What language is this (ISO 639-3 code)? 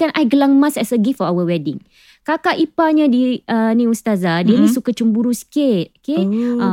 msa